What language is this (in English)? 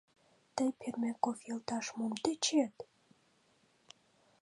Mari